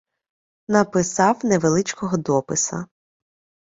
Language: Ukrainian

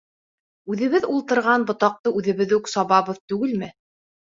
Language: Bashkir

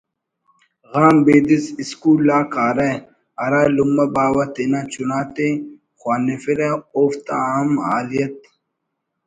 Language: Brahui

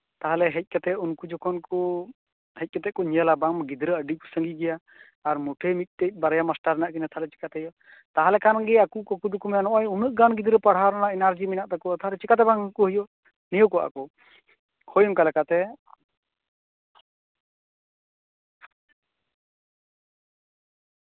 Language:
Santali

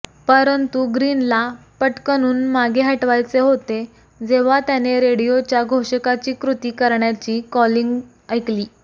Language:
Marathi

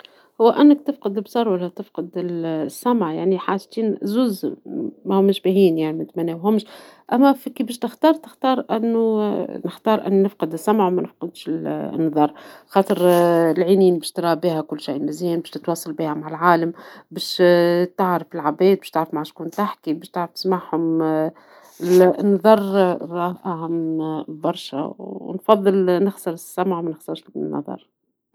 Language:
Tunisian Arabic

